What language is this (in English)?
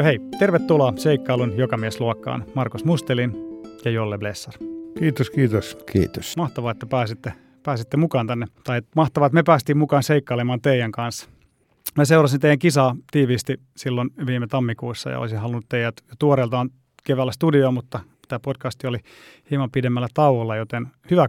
Finnish